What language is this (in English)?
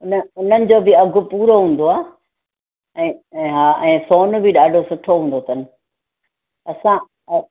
Sindhi